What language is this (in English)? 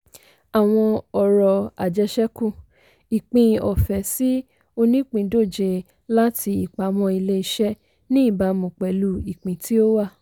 Yoruba